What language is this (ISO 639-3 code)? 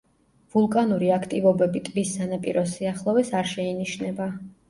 kat